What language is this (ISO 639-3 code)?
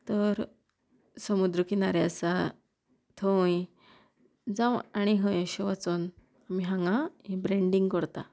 kok